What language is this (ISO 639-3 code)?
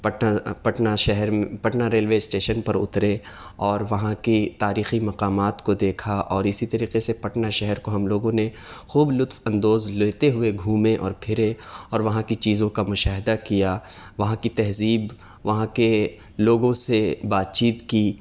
urd